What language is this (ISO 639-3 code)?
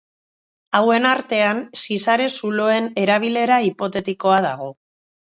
eus